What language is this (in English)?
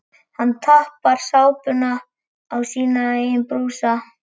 Icelandic